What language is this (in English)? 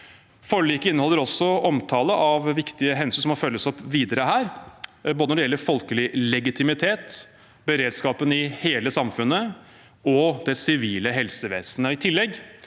Norwegian